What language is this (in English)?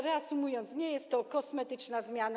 Polish